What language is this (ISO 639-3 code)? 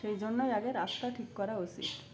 ben